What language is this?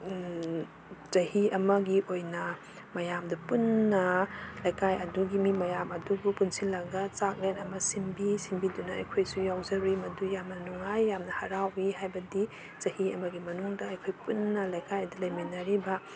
Manipuri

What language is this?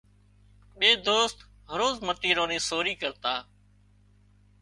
Wadiyara Koli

